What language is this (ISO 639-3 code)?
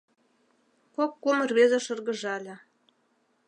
chm